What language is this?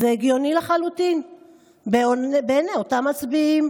Hebrew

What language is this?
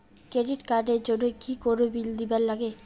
Bangla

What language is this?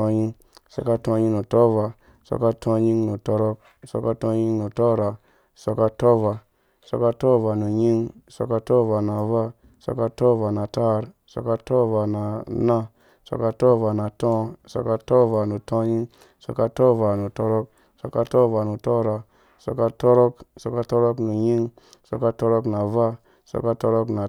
Dũya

